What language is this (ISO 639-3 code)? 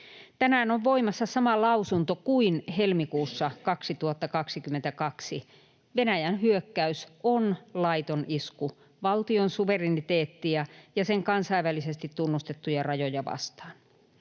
fin